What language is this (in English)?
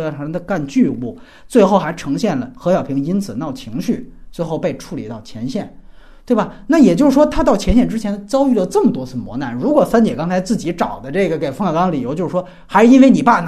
Chinese